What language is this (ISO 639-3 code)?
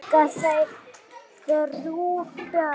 isl